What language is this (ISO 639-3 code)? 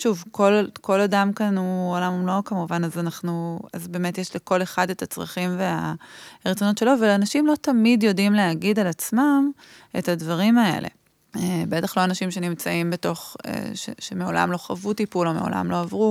heb